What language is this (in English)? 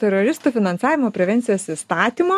Lithuanian